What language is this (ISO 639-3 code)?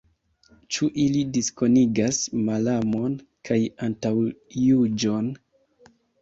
epo